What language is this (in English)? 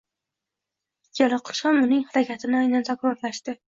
Uzbek